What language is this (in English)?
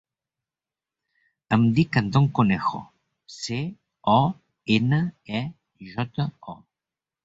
Catalan